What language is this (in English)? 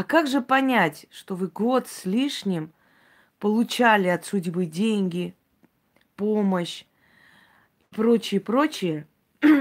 Russian